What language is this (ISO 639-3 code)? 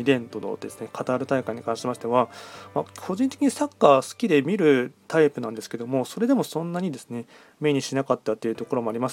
jpn